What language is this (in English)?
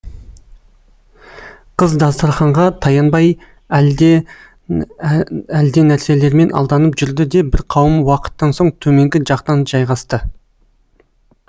Kazakh